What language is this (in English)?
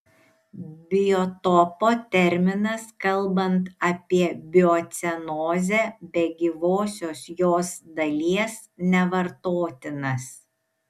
Lithuanian